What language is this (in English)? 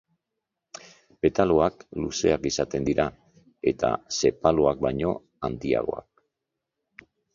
Basque